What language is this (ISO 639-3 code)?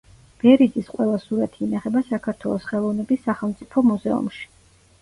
kat